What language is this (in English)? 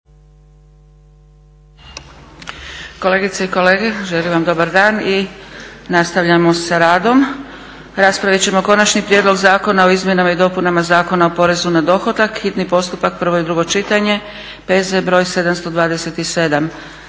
Croatian